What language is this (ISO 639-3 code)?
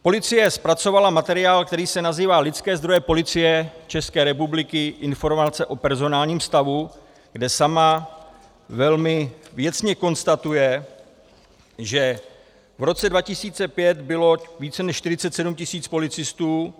ces